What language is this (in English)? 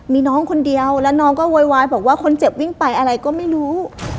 Thai